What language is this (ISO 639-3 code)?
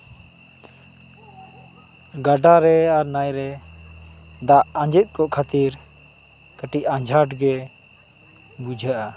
sat